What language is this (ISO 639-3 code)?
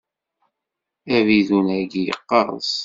kab